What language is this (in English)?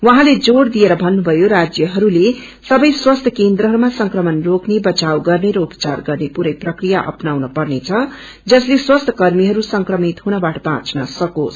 Nepali